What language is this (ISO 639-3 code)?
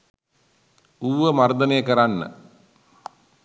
sin